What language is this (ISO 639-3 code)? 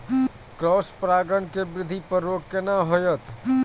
mai